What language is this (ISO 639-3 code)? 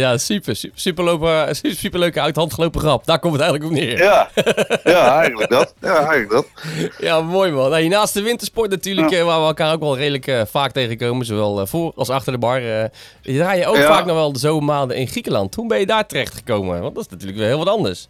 nld